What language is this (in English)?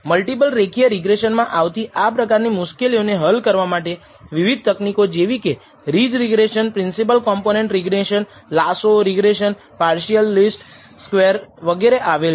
Gujarati